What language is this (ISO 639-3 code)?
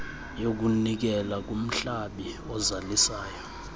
xho